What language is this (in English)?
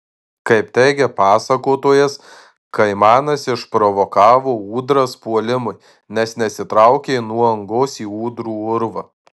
Lithuanian